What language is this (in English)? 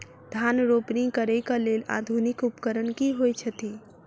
Maithili